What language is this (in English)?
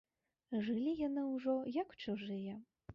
Belarusian